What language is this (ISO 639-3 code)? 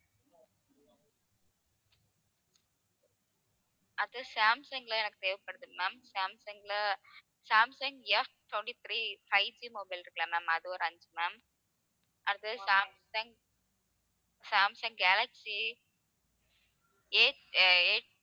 tam